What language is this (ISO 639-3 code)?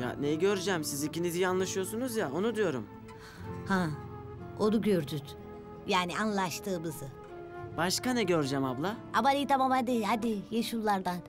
tur